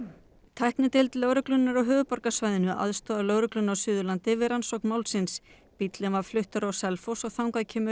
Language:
Icelandic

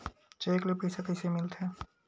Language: Chhattisgarhi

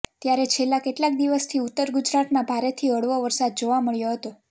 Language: Gujarati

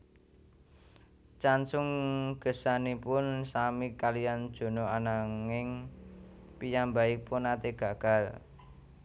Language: Javanese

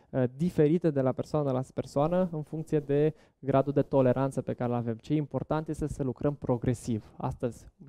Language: Romanian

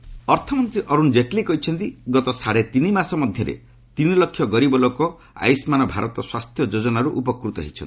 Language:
Odia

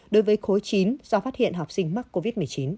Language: Vietnamese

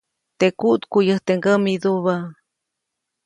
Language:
Copainalá Zoque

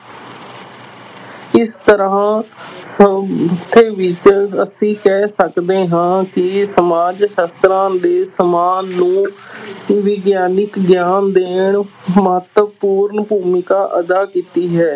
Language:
Punjabi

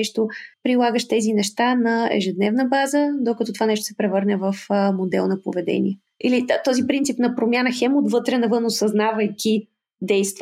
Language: Bulgarian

